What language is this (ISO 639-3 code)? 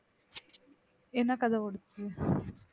tam